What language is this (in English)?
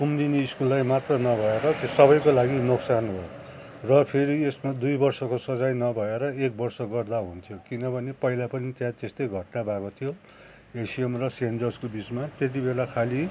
Nepali